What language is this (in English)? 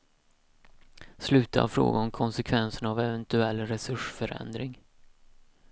Swedish